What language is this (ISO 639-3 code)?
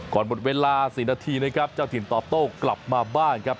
tha